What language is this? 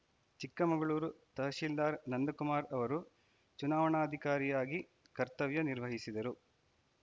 Kannada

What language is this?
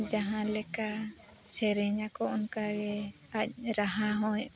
Santali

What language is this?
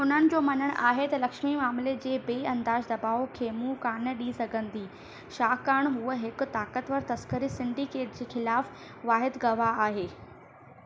Sindhi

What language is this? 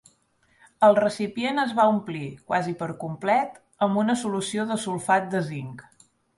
Catalan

